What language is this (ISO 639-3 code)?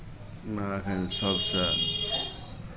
mai